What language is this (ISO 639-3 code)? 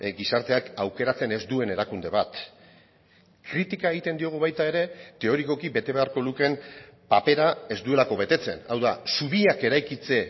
eus